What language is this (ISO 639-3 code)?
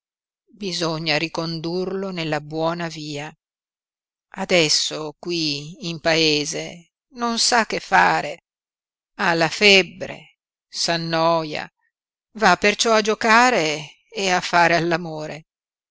ita